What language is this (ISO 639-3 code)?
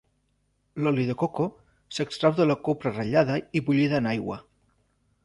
cat